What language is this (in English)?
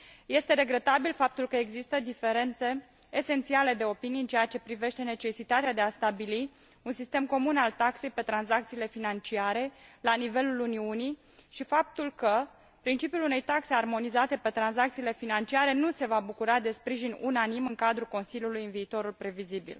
Romanian